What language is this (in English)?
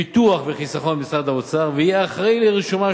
Hebrew